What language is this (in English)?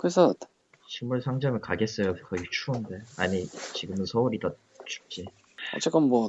Korean